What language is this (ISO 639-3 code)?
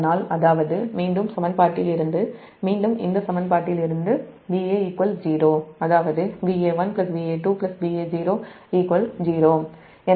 tam